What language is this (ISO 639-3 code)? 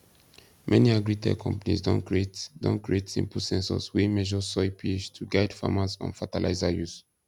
pcm